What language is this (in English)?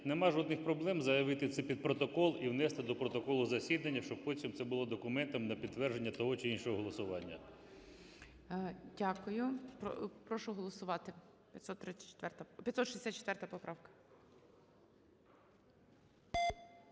Ukrainian